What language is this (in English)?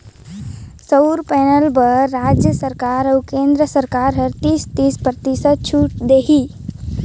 Chhattisgarhi